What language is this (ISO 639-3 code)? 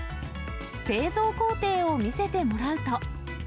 jpn